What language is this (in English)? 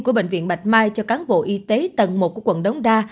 Vietnamese